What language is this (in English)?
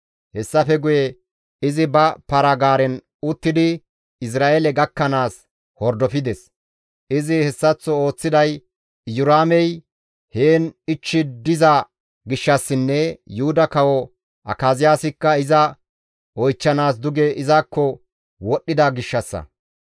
Gamo